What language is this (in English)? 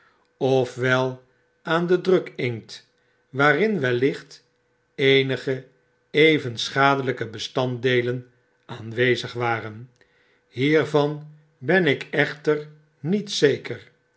Dutch